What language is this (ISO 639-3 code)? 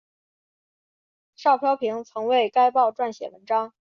zho